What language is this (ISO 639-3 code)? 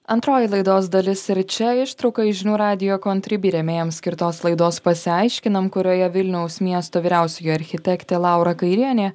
lit